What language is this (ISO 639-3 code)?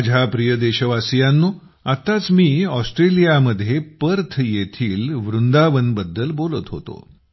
mar